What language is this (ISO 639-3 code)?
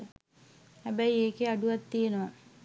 sin